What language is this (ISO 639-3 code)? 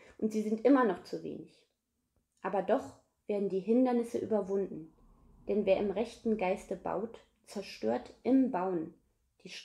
deu